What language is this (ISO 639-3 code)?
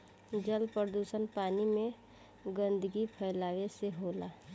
bho